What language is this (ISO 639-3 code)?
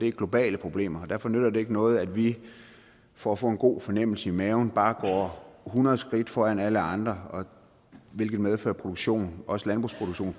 dan